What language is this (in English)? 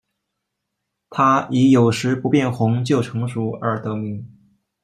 Chinese